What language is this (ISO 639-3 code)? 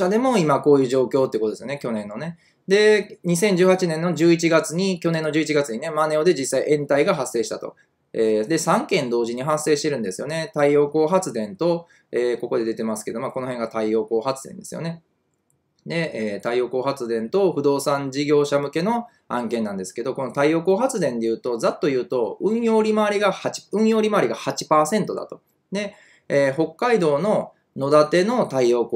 jpn